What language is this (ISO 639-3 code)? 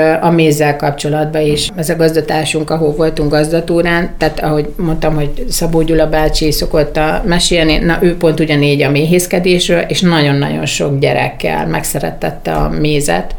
hun